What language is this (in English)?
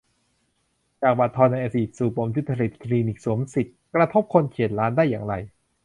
Thai